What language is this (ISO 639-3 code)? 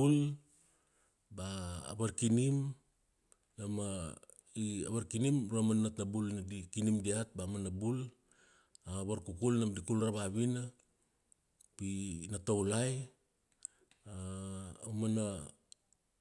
ksd